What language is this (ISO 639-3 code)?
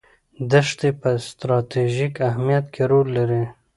pus